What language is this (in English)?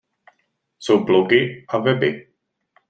Czech